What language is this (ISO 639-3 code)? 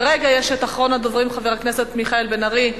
heb